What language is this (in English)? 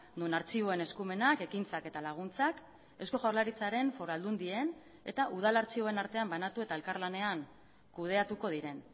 Basque